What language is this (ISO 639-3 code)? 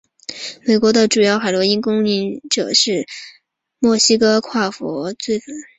zho